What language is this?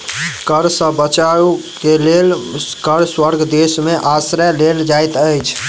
Maithili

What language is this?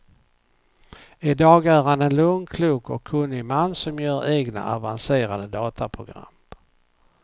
Swedish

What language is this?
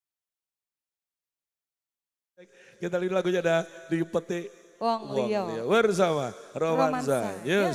Indonesian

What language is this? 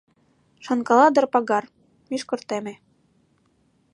Mari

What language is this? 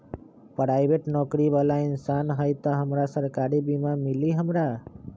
Magahi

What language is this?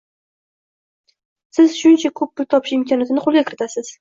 Uzbek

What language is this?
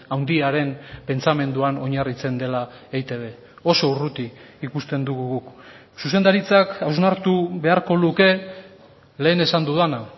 Basque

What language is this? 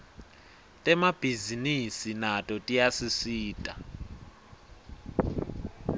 Swati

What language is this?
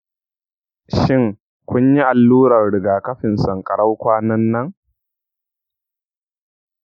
Hausa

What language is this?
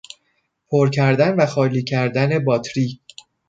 Persian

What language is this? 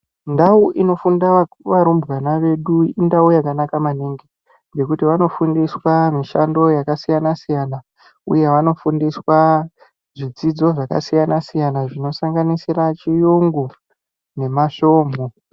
Ndau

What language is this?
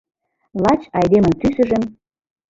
Mari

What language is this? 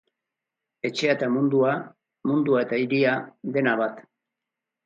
Basque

